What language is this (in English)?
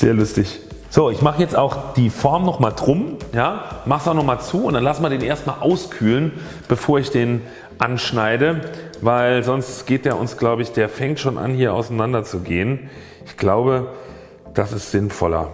German